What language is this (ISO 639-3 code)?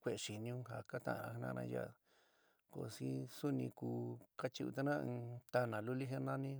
mig